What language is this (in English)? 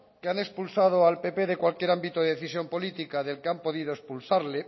Spanish